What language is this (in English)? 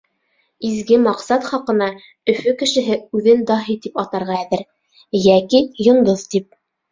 Bashkir